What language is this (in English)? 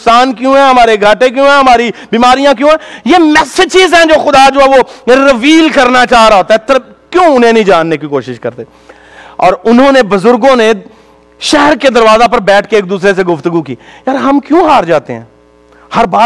Urdu